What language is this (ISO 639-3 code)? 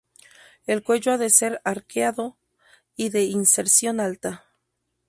spa